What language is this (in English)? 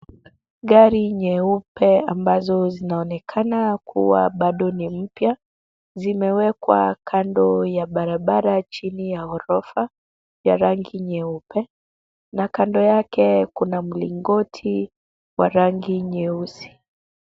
Swahili